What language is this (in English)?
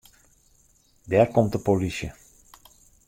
Western Frisian